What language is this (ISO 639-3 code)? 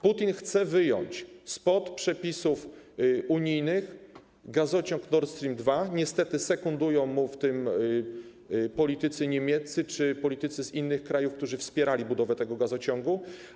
pol